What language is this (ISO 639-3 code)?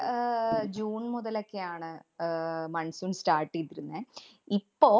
mal